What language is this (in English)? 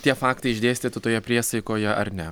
Lithuanian